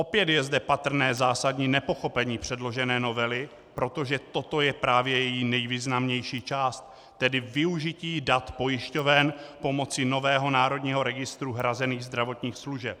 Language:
Czech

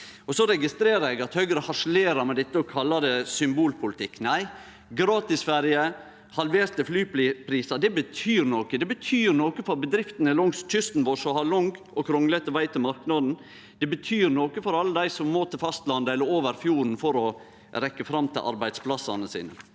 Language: Norwegian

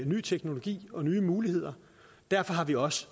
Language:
Danish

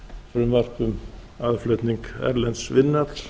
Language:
Icelandic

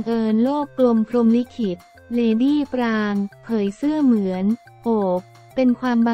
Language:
Thai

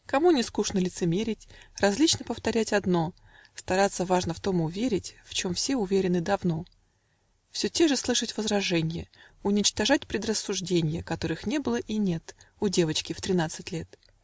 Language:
Russian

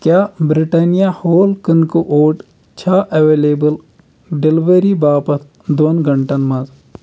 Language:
Kashmiri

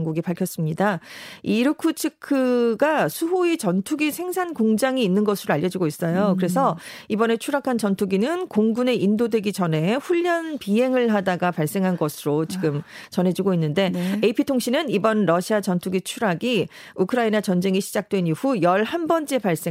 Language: Korean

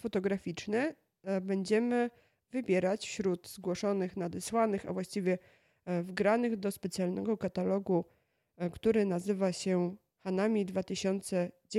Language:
Polish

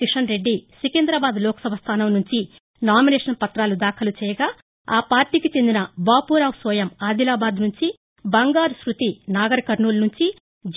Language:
Telugu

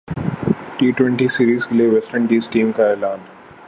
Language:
Urdu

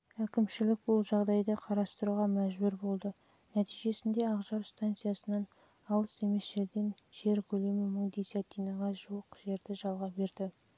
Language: Kazakh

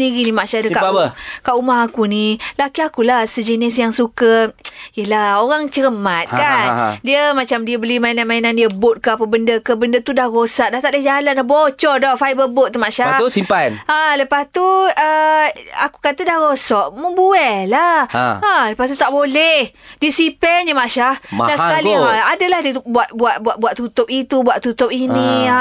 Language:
Malay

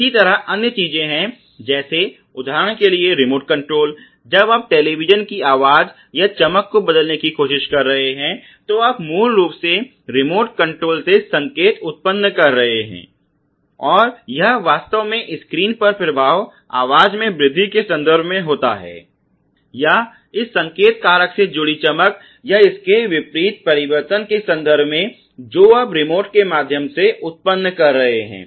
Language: Hindi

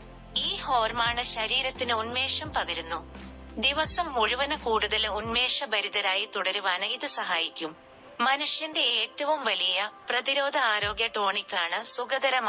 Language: Malayalam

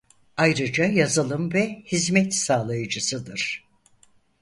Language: Turkish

